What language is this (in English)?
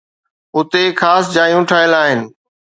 Sindhi